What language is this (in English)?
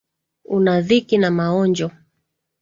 Swahili